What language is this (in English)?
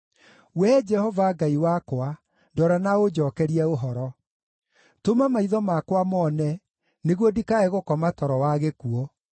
Kikuyu